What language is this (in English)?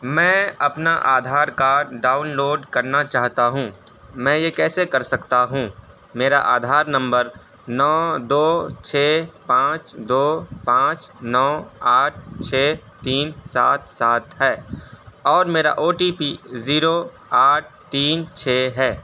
Urdu